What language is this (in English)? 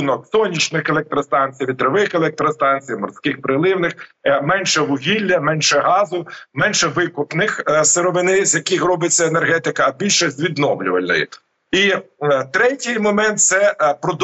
Ukrainian